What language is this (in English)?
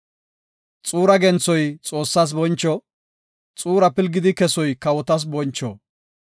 Gofa